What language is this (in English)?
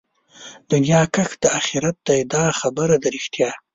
Pashto